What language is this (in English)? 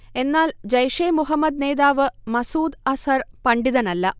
Malayalam